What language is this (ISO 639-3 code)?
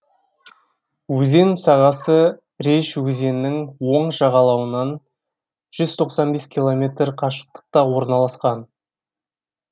kaz